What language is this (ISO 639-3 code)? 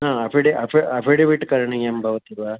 san